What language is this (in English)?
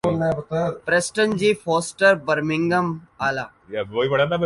Urdu